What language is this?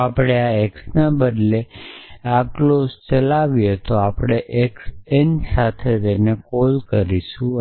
Gujarati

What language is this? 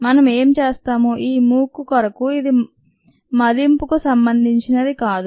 Telugu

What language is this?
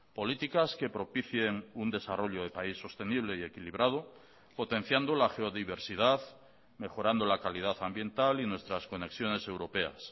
Spanish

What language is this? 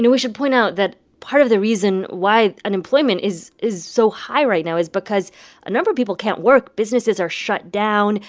English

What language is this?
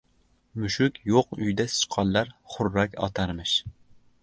Uzbek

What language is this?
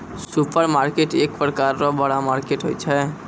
Maithili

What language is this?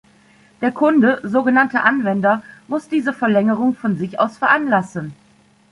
German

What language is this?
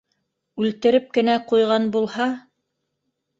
Bashkir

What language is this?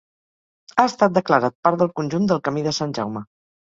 Catalan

